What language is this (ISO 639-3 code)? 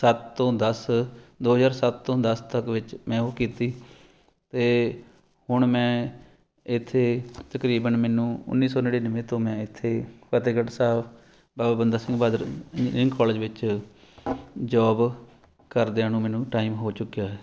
pan